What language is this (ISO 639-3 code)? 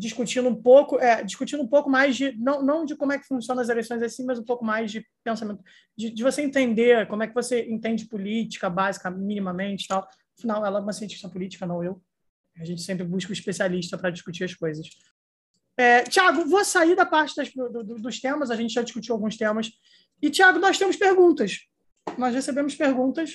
por